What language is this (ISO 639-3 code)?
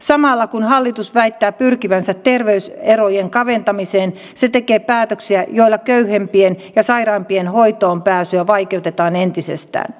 fin